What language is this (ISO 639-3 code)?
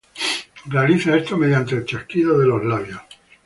spa